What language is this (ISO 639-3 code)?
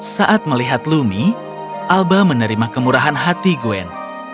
ind